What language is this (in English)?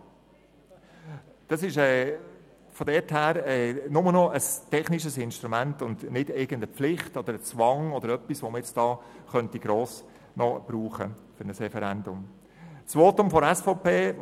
Swiss German